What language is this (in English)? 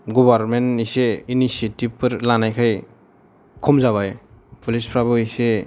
Bodo